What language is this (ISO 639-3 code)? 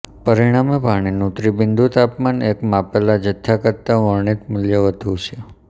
guj